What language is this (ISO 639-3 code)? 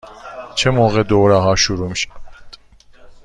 fas